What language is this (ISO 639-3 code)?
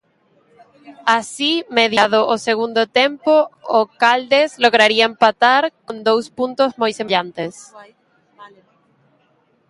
glg